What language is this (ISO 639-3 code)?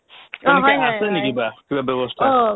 asm